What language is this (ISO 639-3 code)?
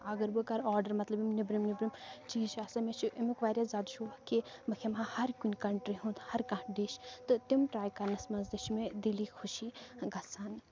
kas